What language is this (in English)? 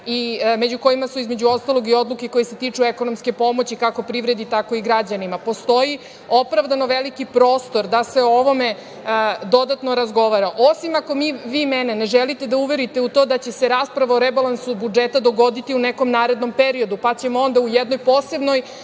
Serbian